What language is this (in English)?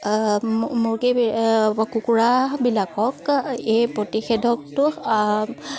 Assamese